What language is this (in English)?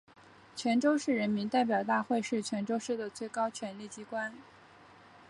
Chinese